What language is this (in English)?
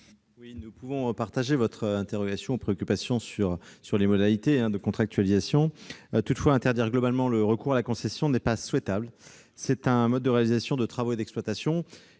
French